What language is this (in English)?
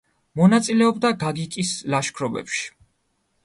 Georgian